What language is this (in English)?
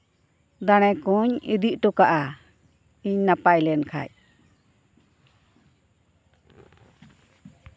Santali